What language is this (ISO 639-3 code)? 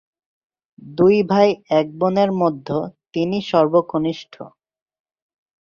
ben